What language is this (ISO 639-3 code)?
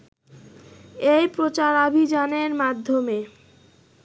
ben